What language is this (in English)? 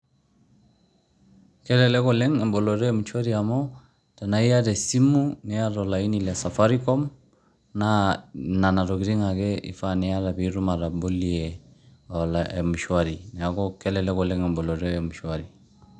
Masai